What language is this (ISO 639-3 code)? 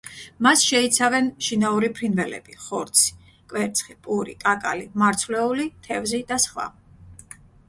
kat